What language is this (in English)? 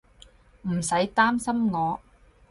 Cantonese